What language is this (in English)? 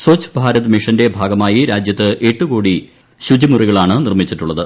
Malayalam